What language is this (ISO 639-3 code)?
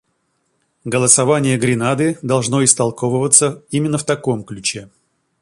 rus